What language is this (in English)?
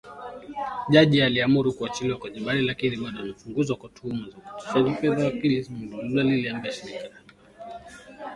Swahili